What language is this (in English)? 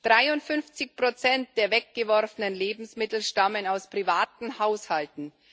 German